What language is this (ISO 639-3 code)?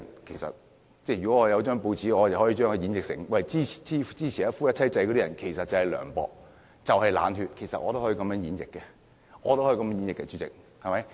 yue